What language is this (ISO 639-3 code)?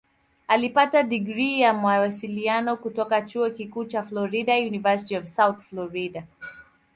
swa